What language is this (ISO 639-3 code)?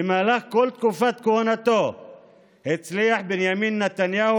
heb